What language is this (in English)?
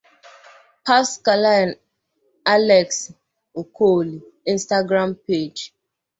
Igbo